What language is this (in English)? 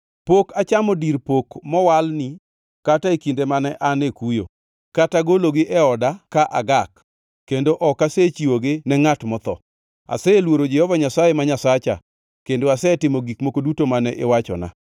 Luo (Kenya and Tanzania)